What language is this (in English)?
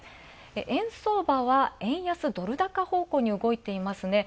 Japanese